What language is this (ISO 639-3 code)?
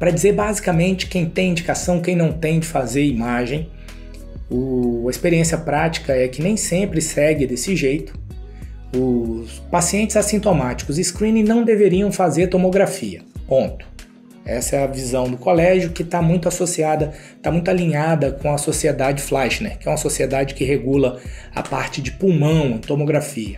por